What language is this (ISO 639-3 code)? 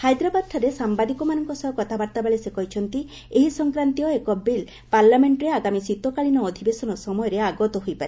ori